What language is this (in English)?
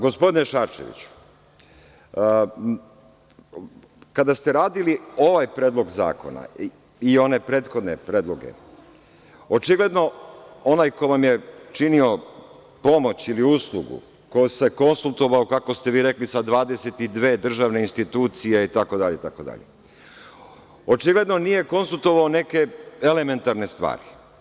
Serbian